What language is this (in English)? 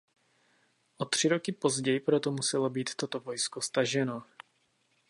Czech